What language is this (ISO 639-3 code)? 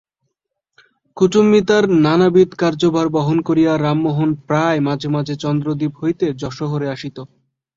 ben